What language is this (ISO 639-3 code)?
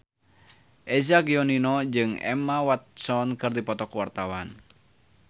sun